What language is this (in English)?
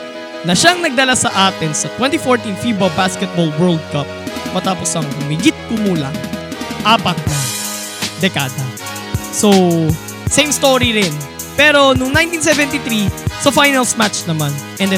Filipino